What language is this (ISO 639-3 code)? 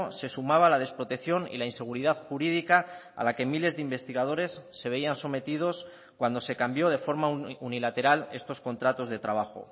spa